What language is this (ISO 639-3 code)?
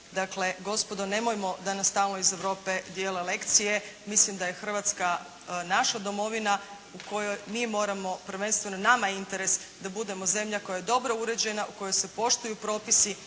hrv